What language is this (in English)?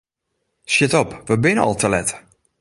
Western Frisian